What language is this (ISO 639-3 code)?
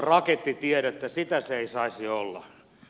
fin